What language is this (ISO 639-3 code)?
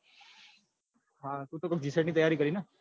guj